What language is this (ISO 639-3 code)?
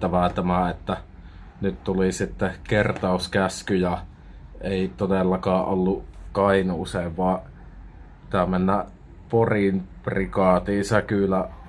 fin